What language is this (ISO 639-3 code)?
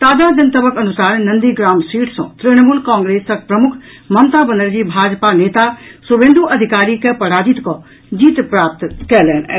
mai